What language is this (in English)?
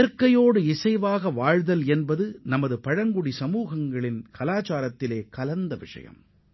Tamil